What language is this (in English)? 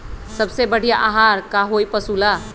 Magahi